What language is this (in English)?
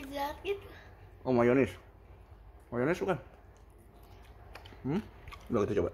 Indonesian